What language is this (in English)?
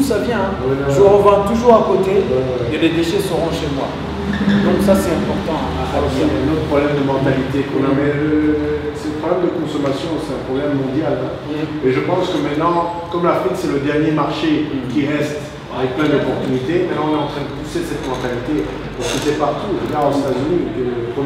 French